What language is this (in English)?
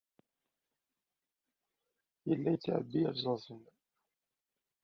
Kabyle